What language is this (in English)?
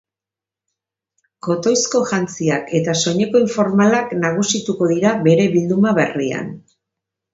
Basque